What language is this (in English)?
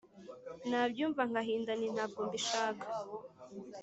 Kinyarwanda